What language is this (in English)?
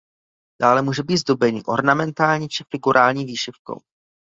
Czech